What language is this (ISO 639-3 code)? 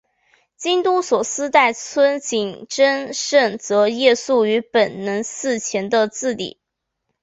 zho